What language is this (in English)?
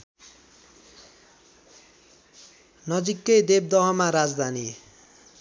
Nepali